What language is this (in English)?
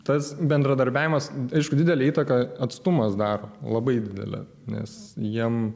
Lithuanian